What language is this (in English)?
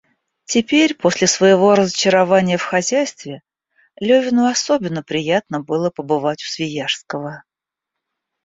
Russian